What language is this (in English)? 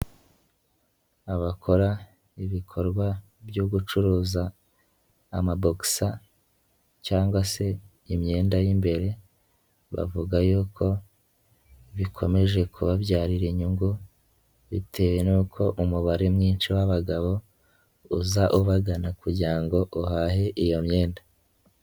Kinyarwanda